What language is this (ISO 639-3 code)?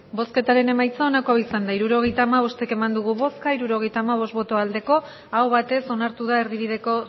eus